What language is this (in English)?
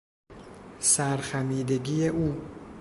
Persian